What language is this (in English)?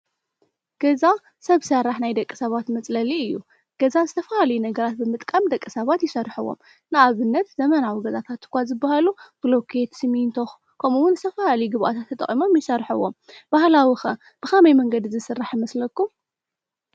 Tigrinya